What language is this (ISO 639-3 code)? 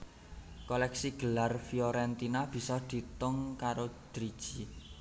jav